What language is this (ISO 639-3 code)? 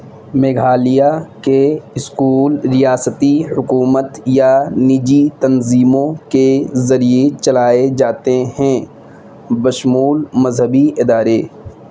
urd